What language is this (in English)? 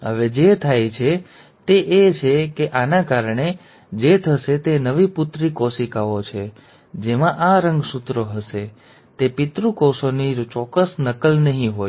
Gujarati